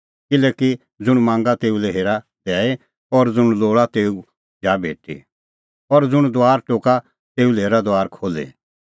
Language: Kullu Pahari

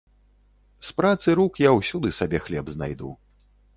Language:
Belarusian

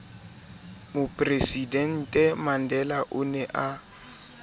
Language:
Southern Sotho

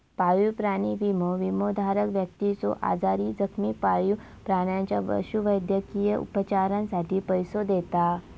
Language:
Marathi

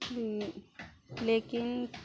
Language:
Maithili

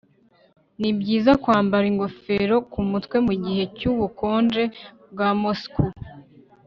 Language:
Kinyarwanda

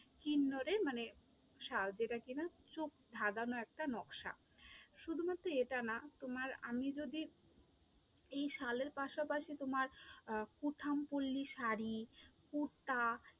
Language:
Bangla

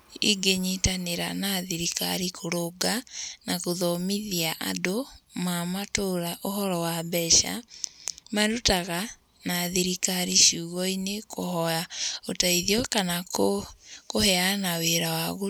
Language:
Kikuyu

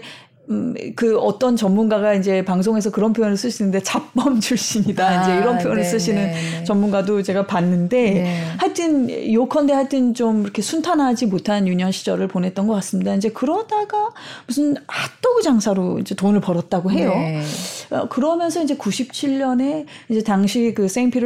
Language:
Korean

